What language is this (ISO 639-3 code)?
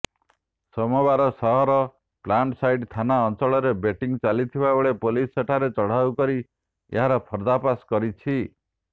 ori